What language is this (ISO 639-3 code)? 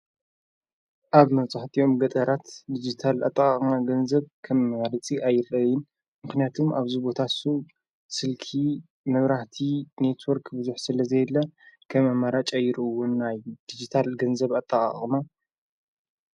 tir